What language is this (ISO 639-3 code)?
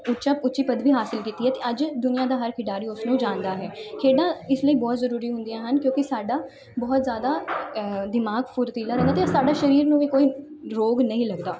pan